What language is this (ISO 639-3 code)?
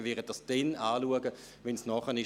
gsw